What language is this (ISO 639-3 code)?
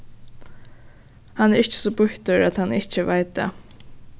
fao